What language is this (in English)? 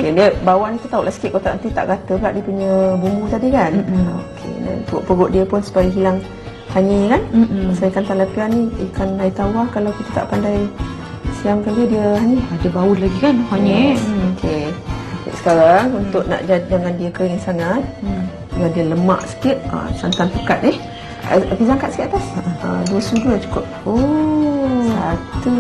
Malay